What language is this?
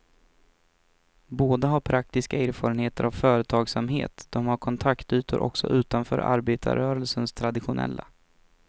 Swedish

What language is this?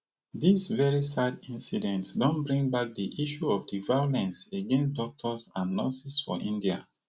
Nigerian Pidgin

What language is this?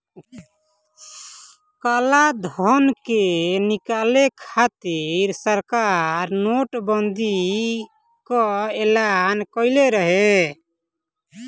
Bhojpuri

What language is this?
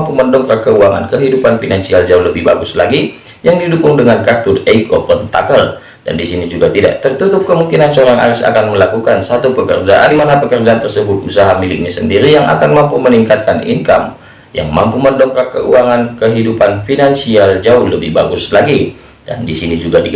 Indonesian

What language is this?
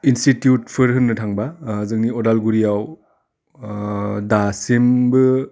Bodo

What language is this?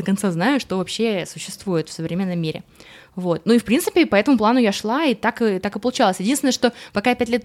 Russian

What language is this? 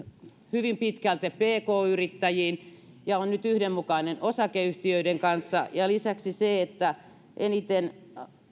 Finnish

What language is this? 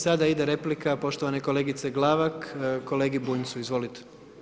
Croatian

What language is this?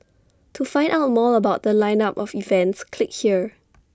English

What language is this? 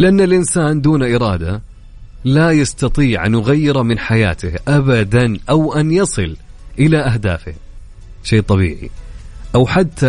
Arabic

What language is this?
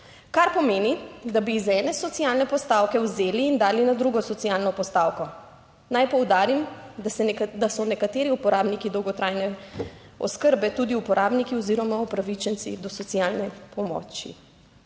Slovenian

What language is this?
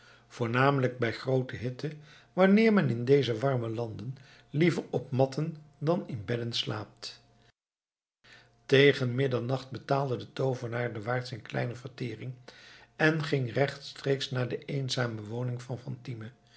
Dutch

